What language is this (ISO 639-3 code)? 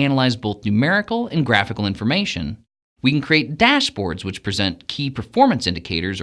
eng